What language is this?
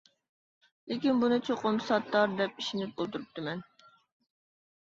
Uyghur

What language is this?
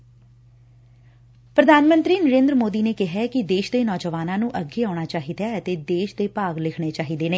Punjabi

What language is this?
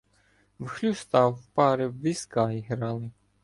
Ukrainian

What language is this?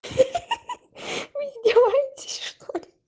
Russian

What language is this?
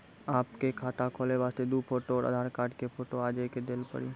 Maithili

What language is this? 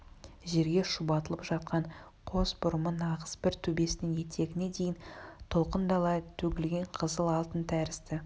Kazakh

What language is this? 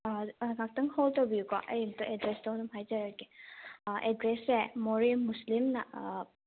Manipuri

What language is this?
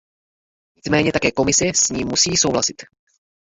Czech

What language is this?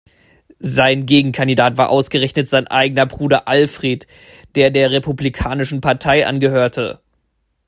German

